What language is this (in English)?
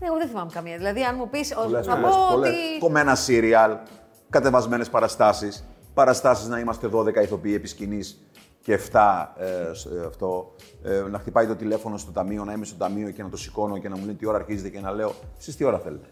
Greek